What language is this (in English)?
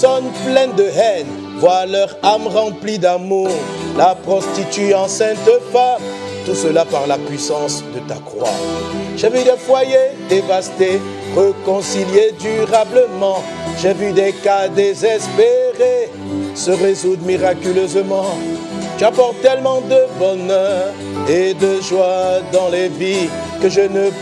French